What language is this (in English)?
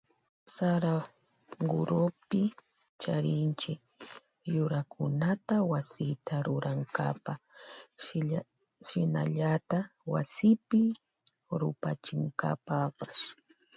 Loja Highland Quichua